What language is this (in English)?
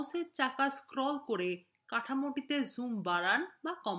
Bangla